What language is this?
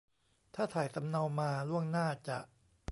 Thai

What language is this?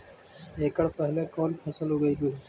Magahi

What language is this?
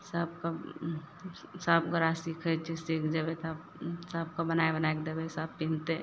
Maithili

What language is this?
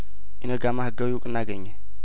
Amharic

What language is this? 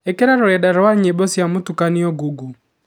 Kikuyu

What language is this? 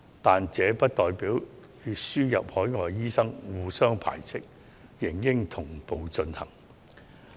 Cantonese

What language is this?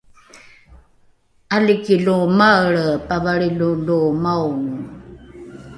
Rukai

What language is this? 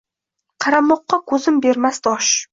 Uzbek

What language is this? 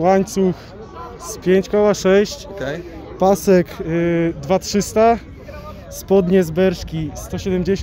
Polish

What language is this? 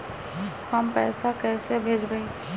Magahi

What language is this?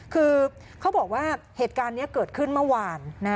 Thai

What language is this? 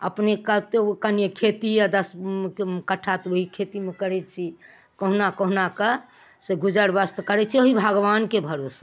Maithili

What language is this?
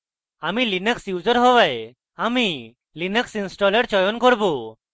Bangla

